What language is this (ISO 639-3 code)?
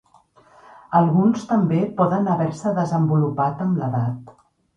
cat